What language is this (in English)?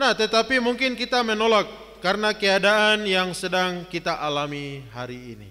Indonesian